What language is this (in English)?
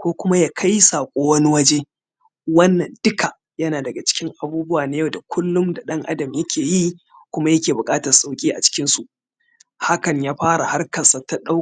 Hausa